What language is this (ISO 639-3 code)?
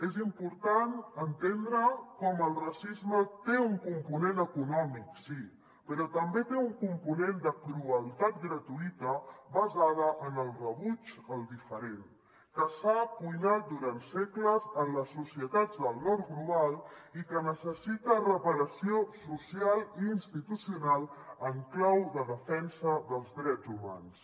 cat